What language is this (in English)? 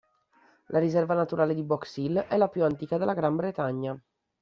Italian